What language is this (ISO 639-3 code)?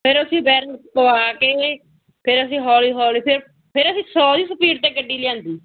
pan